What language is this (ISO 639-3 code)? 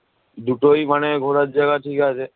ben